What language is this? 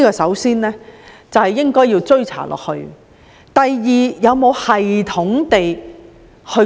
Cantonese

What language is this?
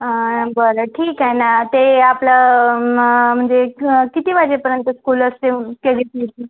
Marathi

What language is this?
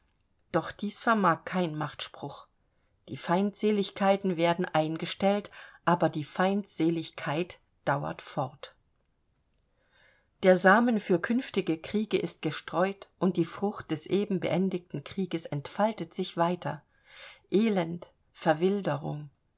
German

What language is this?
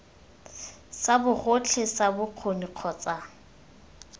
Tswana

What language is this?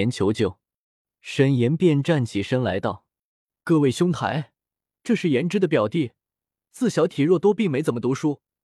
Chinese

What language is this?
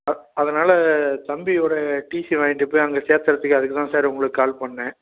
Tamil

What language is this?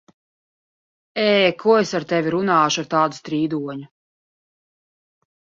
Latvian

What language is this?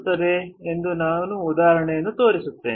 Kannada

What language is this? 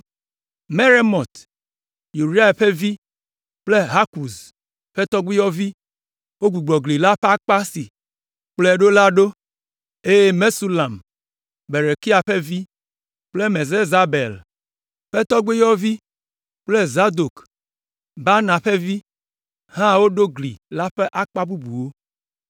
Ewe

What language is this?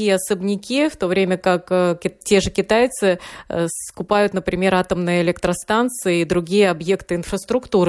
Russian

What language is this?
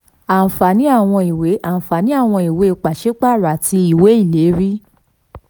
Yoruba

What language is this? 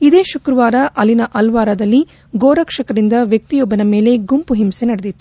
Kannada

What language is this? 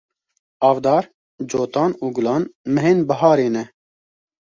Kurdish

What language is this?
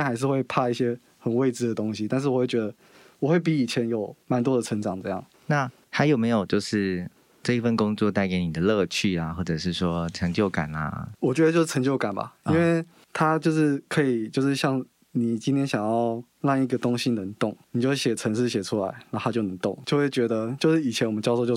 Chinese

